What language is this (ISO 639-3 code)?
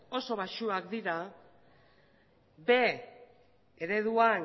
eus